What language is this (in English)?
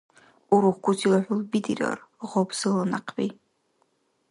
Dargwa